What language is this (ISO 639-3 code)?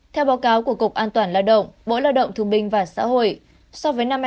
vie